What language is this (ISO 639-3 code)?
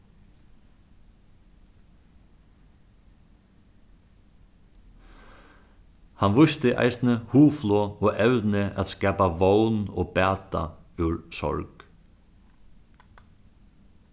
fao